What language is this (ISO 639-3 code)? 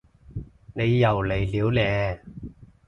yue